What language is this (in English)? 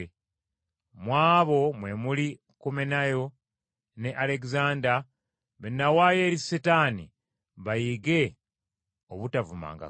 Ganda